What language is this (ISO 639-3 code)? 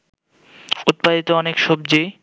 ben